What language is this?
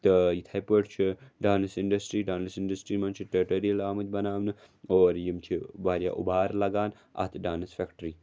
Kashmiri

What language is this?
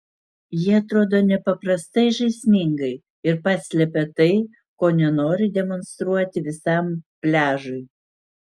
Lithuanian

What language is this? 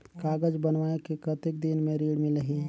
Chhattisgarhi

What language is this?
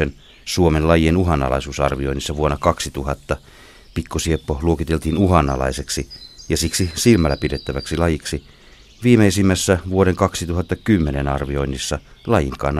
Finnish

